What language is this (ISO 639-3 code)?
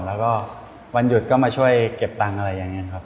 tha